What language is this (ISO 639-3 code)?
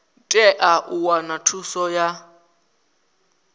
ven